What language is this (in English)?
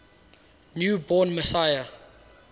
English